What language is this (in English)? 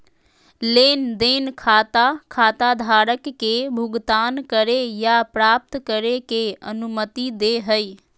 Magahi